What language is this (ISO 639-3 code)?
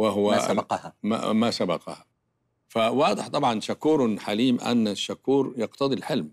ara